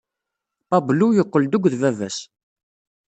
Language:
Kabyle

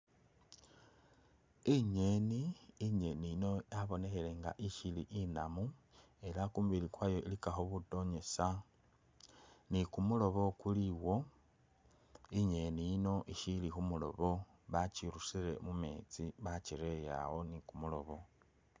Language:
Masaaba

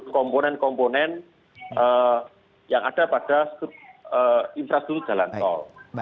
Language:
Indonesian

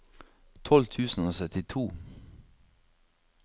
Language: Norwegian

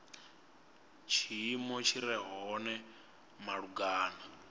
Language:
Venda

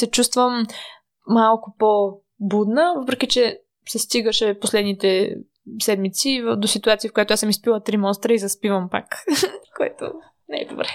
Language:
Bulgarian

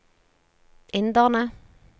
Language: Norwegian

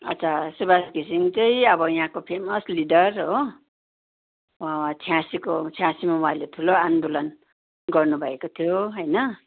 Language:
Nepali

